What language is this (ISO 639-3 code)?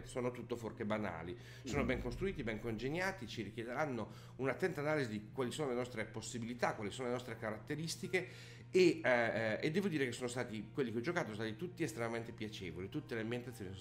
ita